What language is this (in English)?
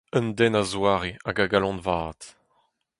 Breton